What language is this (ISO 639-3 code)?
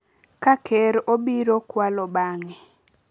luo